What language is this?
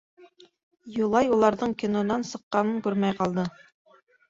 Bashkir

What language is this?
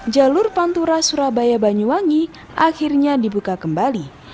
Indonesian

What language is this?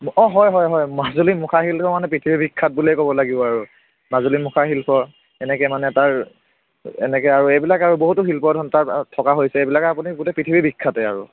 Assamese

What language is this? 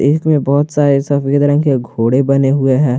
Hindi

